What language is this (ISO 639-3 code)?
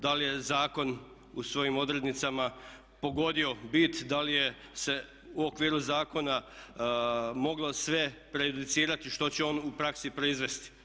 hrv